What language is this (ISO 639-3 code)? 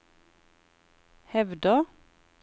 nor